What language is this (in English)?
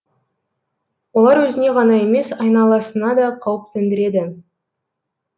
Kazakh